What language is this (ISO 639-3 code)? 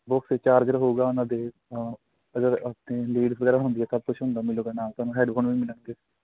pan